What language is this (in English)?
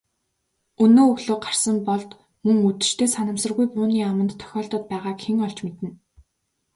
Mongolian